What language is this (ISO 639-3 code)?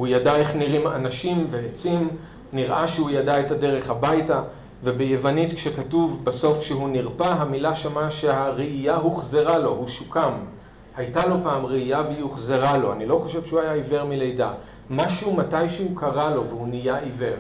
heb